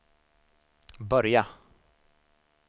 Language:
Swedish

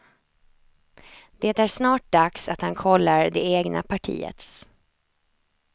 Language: Swedish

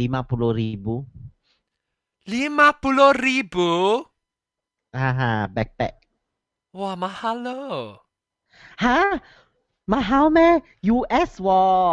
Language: Malay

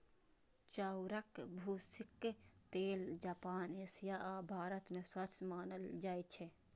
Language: Maithili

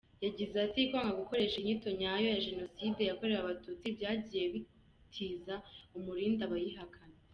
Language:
Kinyarwanda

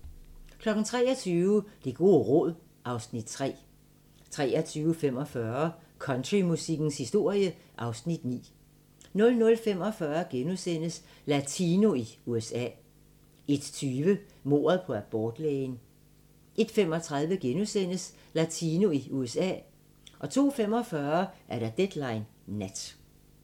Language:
Danish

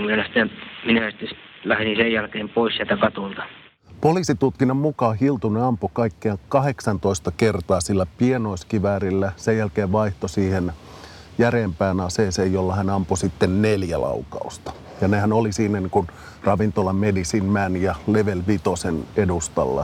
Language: Finnish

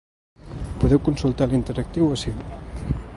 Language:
Catalan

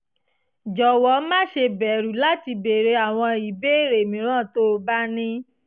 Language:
Yoruba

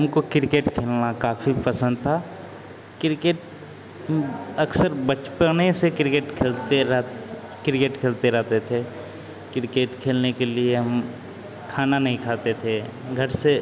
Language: Hindi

